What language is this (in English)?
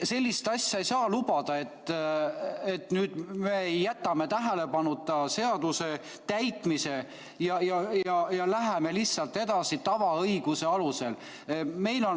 Estonian